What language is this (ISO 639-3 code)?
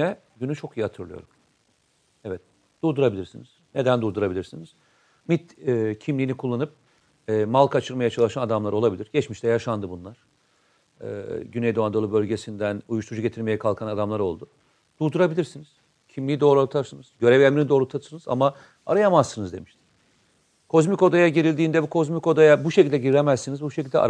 tur